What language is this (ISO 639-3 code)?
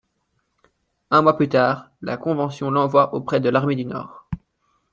fra